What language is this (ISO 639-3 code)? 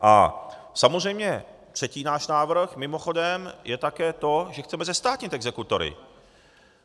ces